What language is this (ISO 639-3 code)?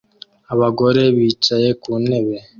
kin